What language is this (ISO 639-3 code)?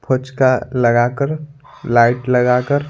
hin